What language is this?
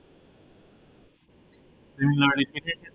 Assamese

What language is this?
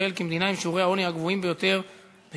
Hebrew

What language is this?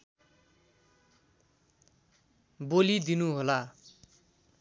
Nepali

